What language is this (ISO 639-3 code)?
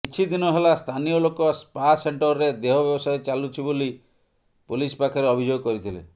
ori